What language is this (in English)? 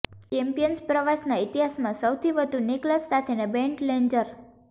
Gujarati